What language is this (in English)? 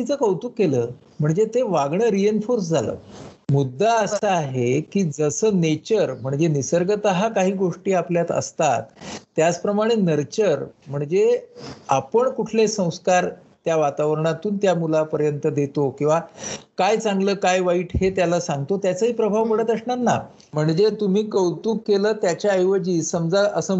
Marathi